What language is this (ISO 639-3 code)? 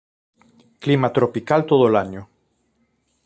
spa